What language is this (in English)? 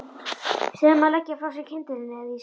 Icelandic